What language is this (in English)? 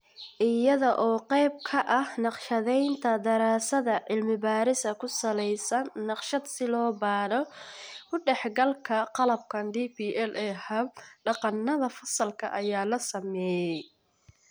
Somali